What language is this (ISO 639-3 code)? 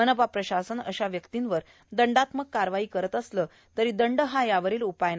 mar